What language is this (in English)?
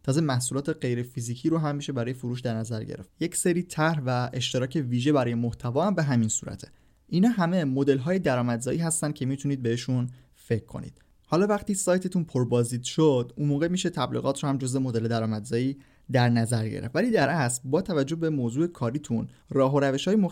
Persian